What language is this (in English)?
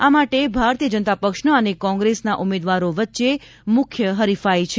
Gujarati